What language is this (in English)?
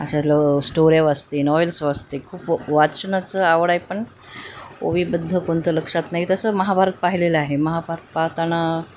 Marathi